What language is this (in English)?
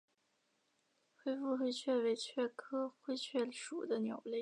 Chinese